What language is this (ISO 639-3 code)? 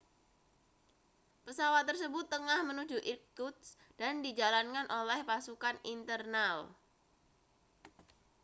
ind